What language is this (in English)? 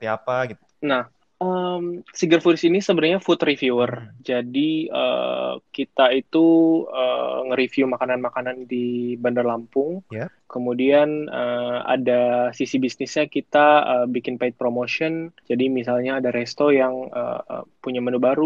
Indonesian